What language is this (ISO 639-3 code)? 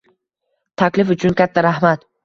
uzb